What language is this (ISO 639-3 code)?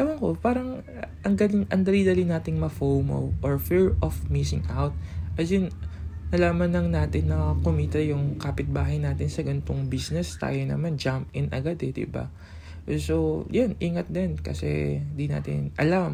fil